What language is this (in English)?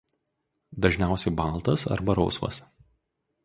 Lithuanian